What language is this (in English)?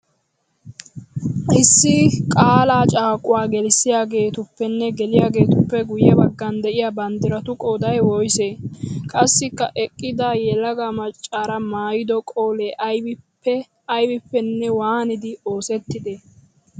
Wolaytta